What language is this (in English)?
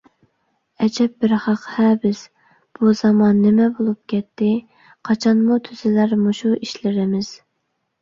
Uyghur